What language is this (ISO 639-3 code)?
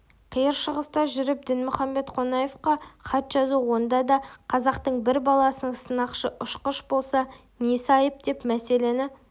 kaz